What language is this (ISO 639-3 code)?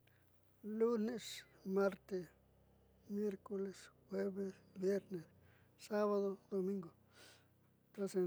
mxy